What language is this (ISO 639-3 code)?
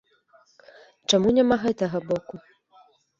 bel